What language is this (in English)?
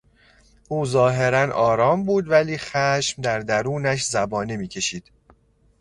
Persian